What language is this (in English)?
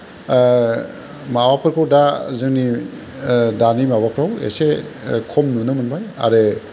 Bodo